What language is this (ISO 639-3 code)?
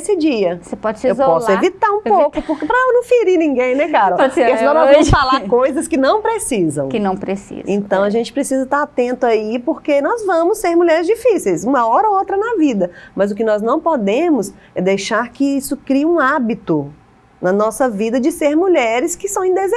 por